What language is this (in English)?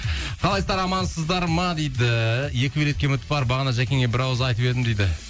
Kazakh